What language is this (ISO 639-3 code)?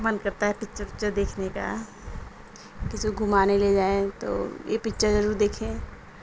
urd